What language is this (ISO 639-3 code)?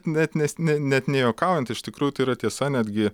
lit